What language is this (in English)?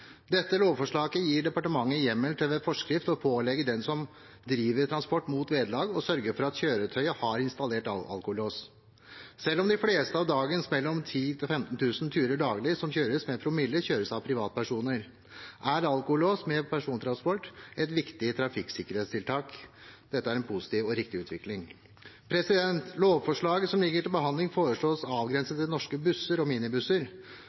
Norwegian Bokmål